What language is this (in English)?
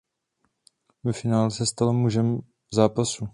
Czech